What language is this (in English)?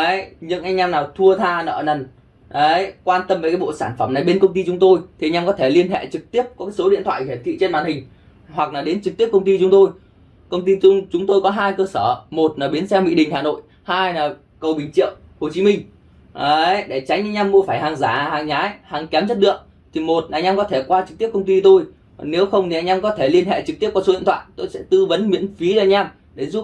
Vietnamese